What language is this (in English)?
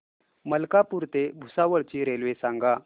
Marathi